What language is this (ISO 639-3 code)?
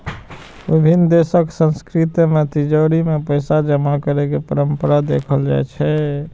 mai